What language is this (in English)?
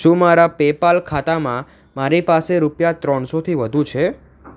Gujarati